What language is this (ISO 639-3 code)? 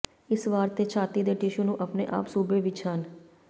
pan